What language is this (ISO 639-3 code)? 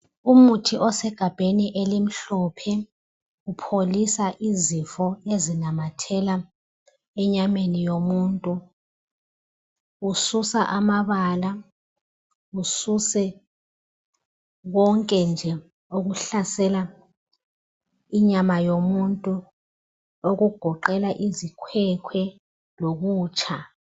nde